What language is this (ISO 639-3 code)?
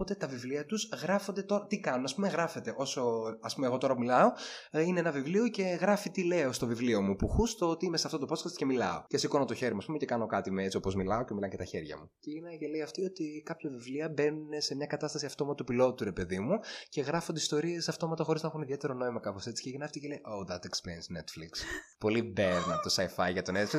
ell